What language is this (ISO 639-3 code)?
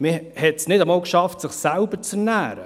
gsw